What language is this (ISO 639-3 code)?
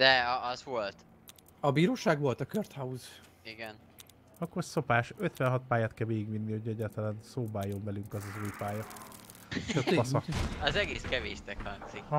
hun